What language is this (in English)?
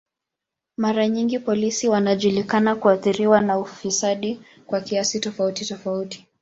Swahili